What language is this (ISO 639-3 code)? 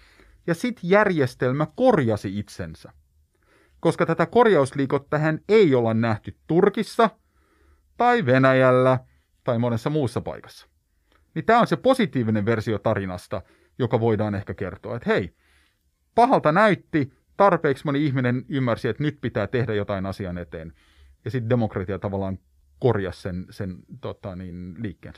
fin